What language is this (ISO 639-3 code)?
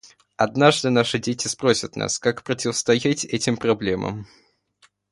rus